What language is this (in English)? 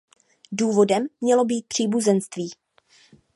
Czech